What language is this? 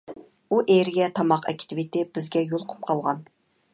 Uyghur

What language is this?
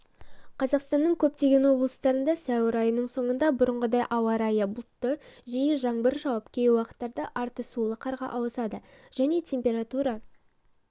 Kazakh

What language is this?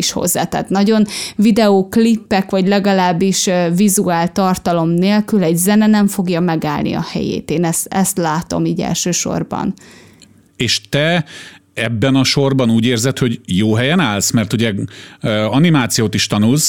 Hungarian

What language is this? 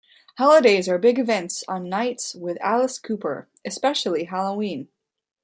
English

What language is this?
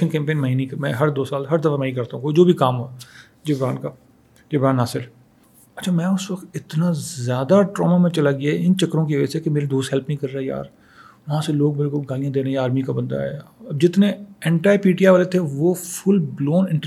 Urdu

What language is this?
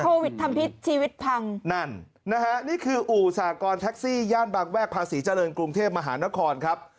Thai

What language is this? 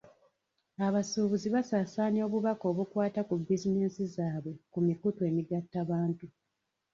Ganda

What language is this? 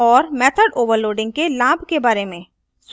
Hindi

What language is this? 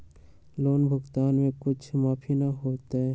Magahi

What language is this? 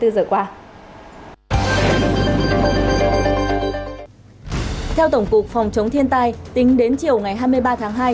Vietnamese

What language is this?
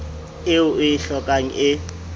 Southern Sotho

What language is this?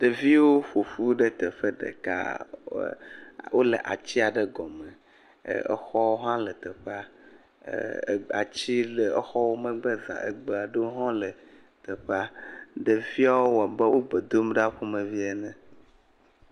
Ewe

